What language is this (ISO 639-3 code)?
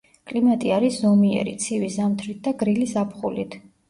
kat